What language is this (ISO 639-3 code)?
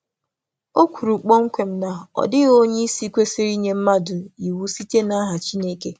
ibo